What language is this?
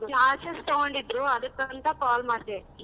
Kannada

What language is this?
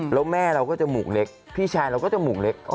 Thai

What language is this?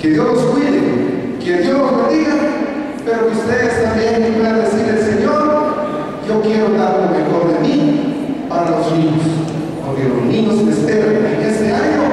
Spanish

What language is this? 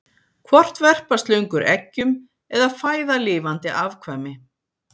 Icelandic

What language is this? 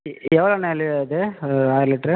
Tamil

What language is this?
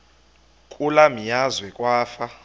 Xhosa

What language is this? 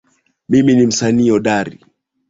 Swahili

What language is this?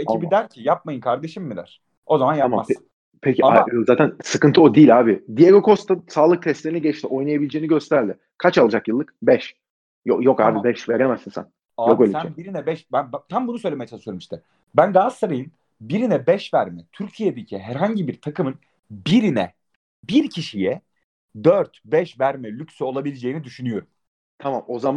Turkish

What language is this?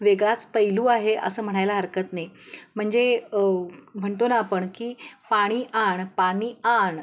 Marathi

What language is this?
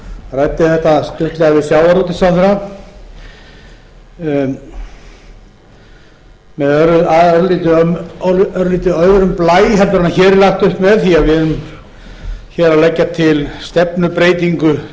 Icelandic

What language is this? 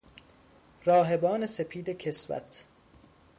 Persian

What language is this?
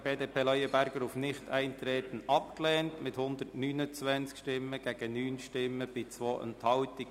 Swiss German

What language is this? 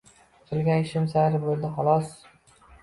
Uzbek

